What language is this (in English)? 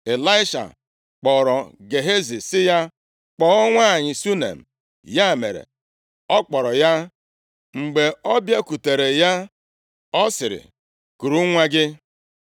Igbo